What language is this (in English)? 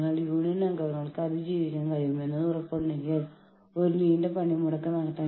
Malayalam